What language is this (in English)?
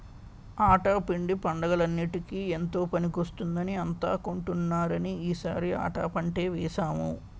Telugu